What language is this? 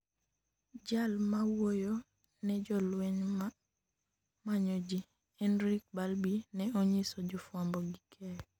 Luo (Kenya and Tanzania)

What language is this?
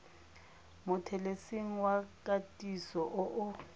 Tswana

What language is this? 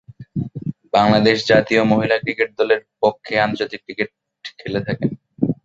Bangla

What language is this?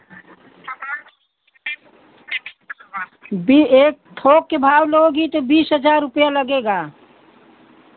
Hindi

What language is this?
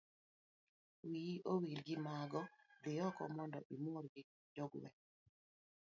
Luo (Kenya and Tanzania)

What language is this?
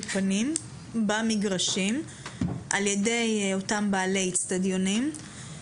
Hebrew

